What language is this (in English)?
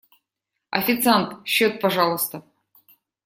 Russian